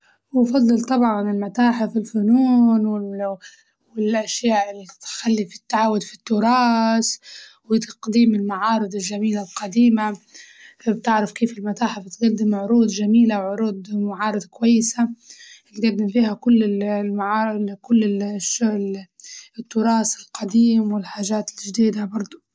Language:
Libyan Arabic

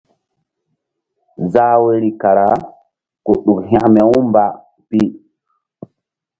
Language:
Mbum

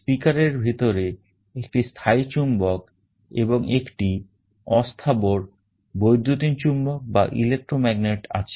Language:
Bangla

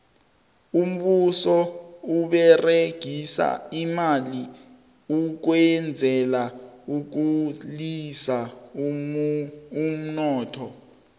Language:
South Ndebele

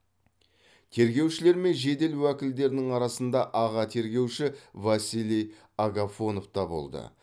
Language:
Kazakh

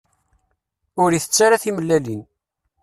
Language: Kabyle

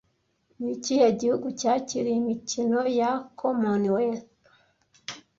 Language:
Kinyarwanda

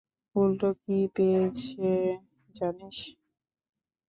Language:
Bangla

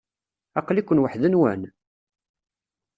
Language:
Kabyle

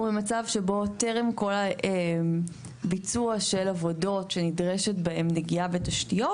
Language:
Hebrew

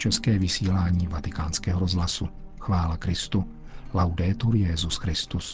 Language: Czech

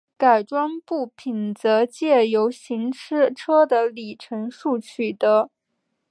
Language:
Chinese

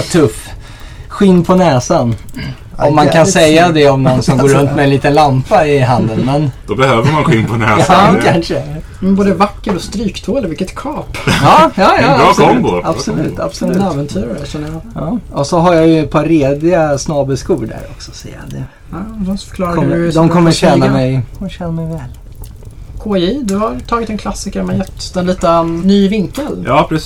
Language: Swedish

